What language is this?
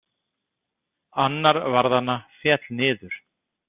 Icelandic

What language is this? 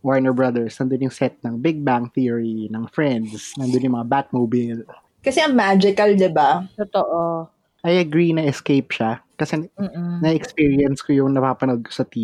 Filipino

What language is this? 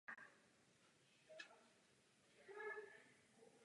Czech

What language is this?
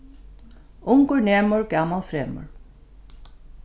Faroese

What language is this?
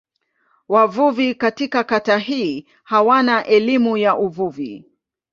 Swahili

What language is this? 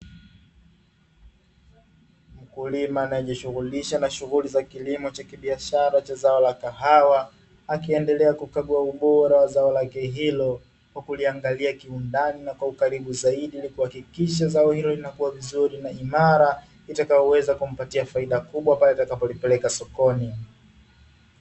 Swahili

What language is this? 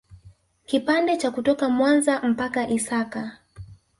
Swahili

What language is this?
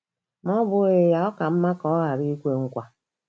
Igbo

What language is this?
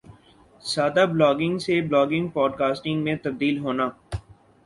Urdu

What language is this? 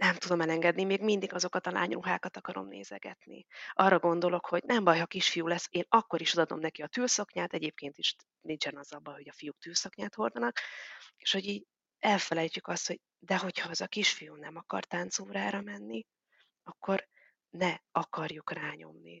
Hungarian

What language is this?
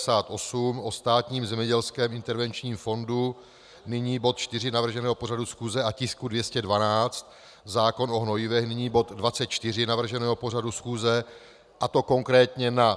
Czech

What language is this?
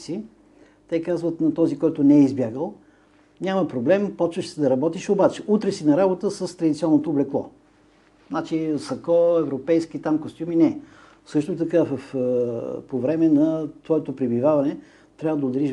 Bulgarian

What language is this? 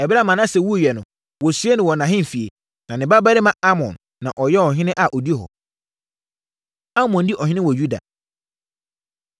Akan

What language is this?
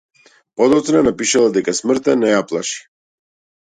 Macedonian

